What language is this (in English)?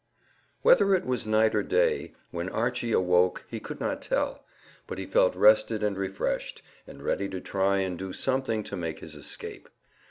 English